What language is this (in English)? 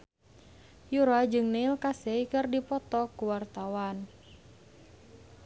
Sundanese